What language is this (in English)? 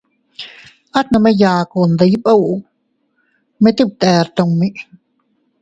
Teutila Cuicatec